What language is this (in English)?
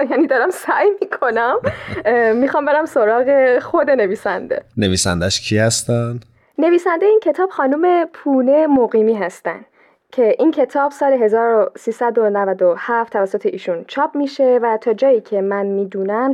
Persian